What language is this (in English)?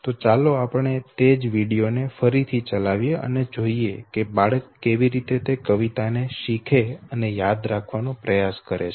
Gujarati